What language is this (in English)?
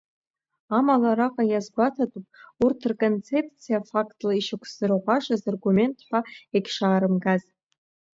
Abkhazian